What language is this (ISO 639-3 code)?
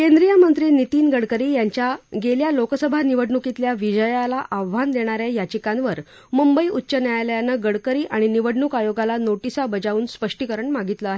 mar